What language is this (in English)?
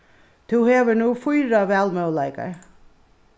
Faroese